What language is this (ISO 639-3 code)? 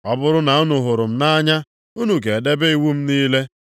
ibo